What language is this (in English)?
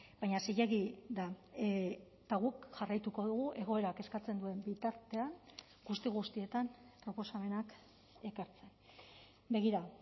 Basque